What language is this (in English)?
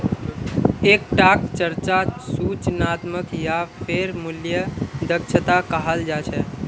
Magahi